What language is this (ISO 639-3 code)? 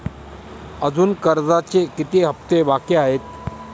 mar